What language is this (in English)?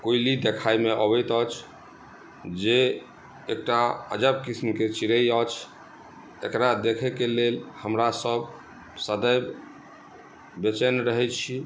Maithili